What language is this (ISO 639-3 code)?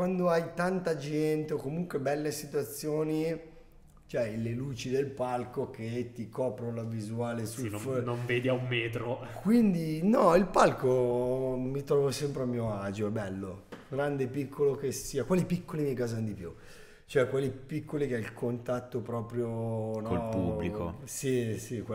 ita